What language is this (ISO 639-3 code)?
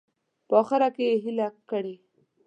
pus